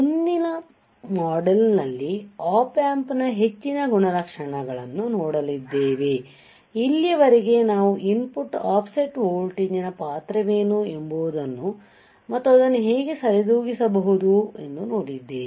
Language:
Kannada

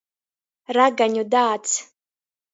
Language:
Latgalian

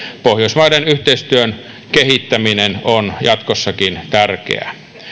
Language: Finnish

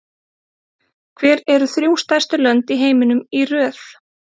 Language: Icelandic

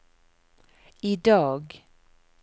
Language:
Norwegian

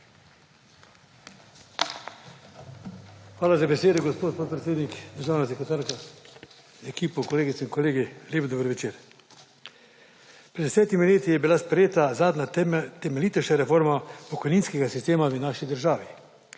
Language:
Slovenian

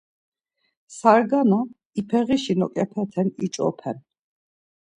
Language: Laz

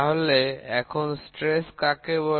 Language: Bangla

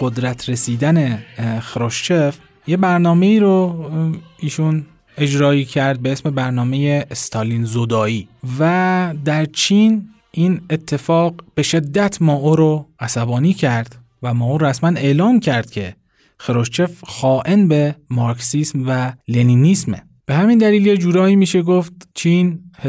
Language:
Persian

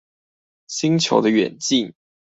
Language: Chinese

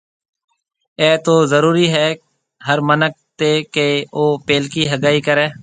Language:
Marwari (Pakistan)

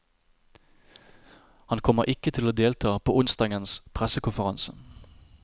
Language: Norwegian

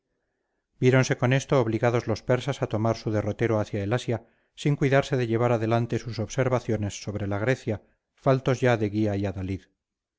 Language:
Spanish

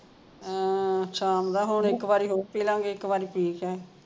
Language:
Punjabi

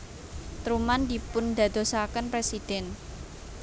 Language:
Javanese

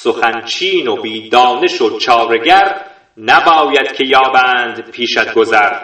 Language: Persian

